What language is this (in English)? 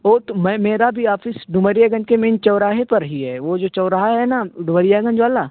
Urdu